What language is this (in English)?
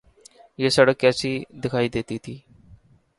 Urdu